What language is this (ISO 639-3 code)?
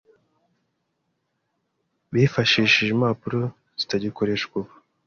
kin